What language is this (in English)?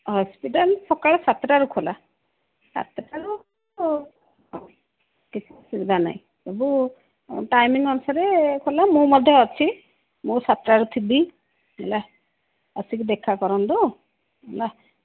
Odia